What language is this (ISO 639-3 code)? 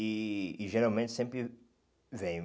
por